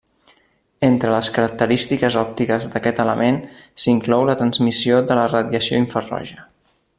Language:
Catalan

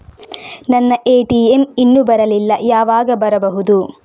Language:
Kannada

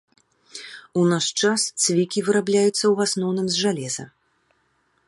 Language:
Belarusian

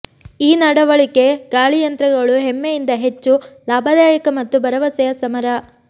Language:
Kannada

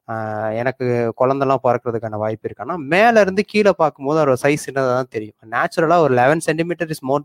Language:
Tamil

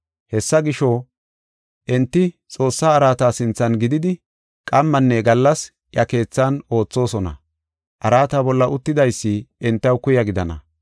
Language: Gofa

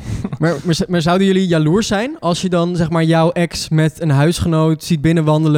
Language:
Dutch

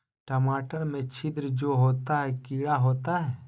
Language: Magahi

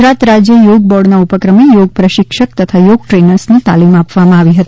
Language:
Gujarati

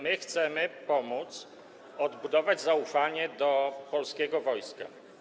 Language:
Polish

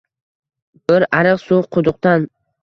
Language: Uzbek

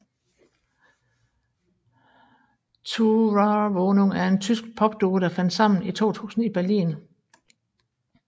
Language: Danish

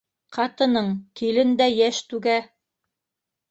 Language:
Bashkir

